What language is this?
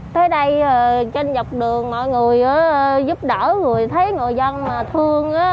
Vietnamese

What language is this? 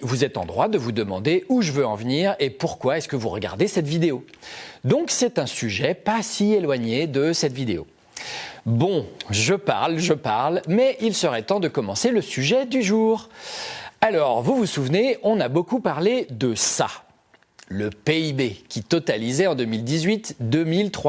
French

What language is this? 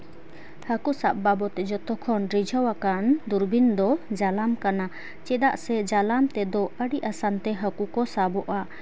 Santali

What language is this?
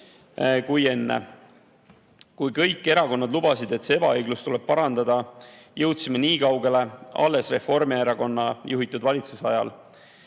Estonian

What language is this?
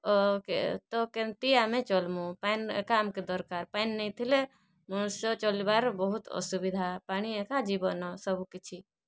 Odia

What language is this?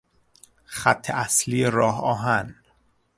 Persian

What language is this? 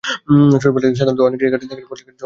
Bangla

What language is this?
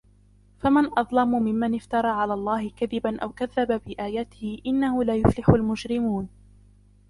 Arabic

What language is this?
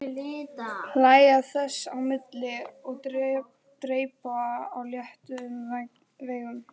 Icelandic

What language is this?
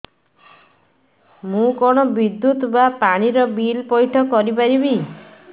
Odia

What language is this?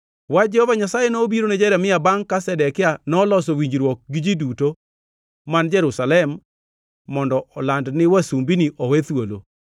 Luo (Kenya and Tanzania)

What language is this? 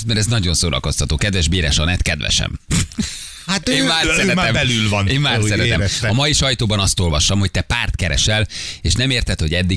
Hungarian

